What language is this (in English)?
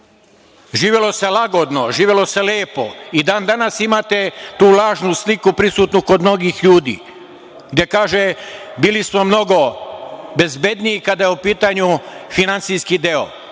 Serbian